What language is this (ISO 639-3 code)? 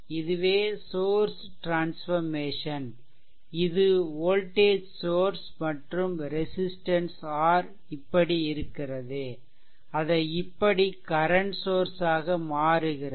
tam